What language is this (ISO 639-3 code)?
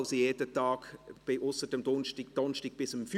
gsw